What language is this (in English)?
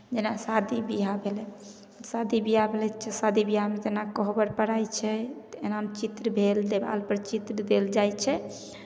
Maithili